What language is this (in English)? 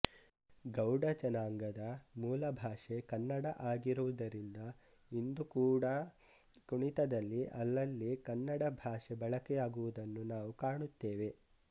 Kannada